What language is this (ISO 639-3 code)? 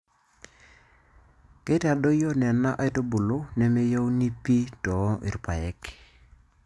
mas